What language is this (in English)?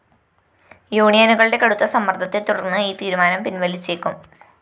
Malayalam